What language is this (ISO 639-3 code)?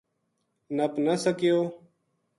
gju